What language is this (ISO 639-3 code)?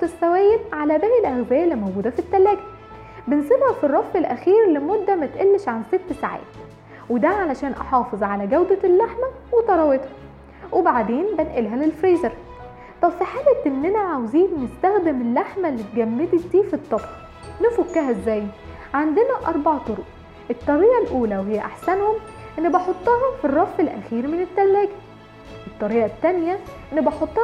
ara